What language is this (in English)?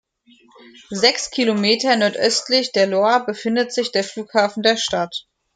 German